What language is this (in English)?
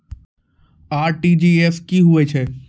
Maithili